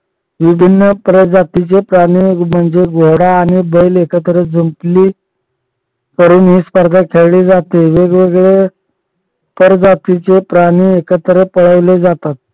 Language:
Marathi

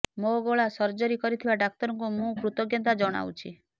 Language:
Odia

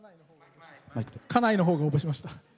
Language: Japanese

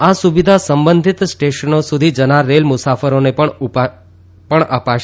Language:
Gujarati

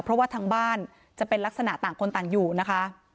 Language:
Thai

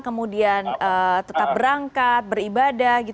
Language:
Indonesian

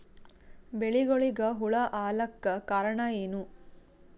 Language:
Kannada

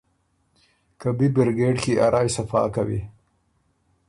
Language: Ormuri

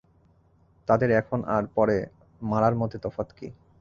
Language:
Bangla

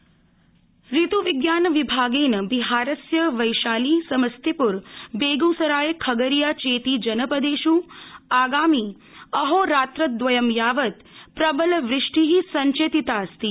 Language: Sanskrit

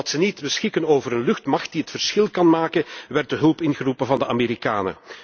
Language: Dutch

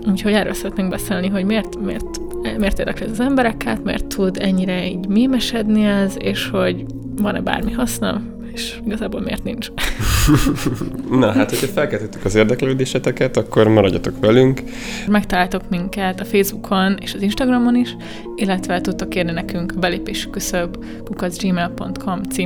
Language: Hungarian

